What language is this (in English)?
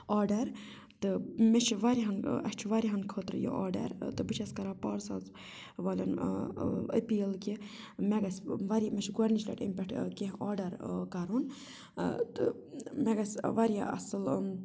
Kashmiri